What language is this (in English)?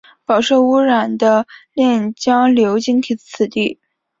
Chinese